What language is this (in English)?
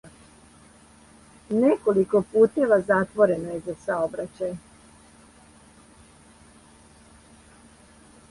Serbian